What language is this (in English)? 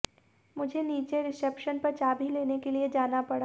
Hindi